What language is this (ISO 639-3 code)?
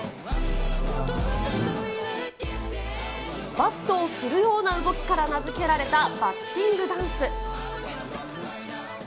jpn